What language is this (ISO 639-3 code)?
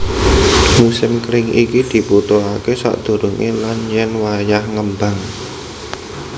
jav